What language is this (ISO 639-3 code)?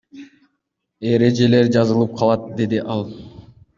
kir